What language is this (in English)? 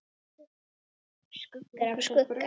Icelandic